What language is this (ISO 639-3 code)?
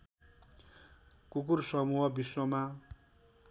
nep